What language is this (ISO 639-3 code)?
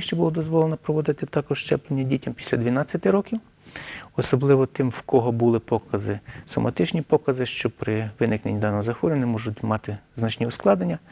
ukr